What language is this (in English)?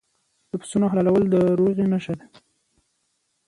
Pashto